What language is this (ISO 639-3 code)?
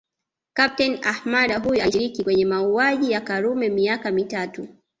swa